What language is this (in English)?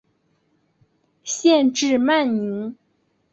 Chinese